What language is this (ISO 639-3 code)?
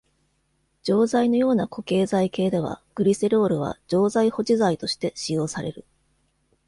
jpn